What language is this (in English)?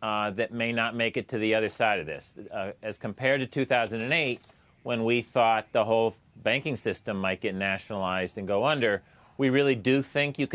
English